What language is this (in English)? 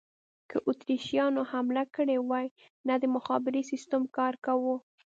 Pashto